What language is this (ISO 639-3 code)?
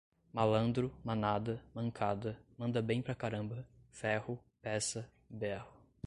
por